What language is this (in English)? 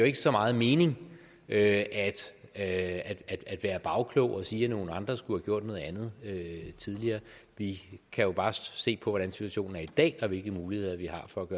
Danish